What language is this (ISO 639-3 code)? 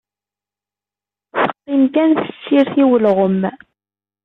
kab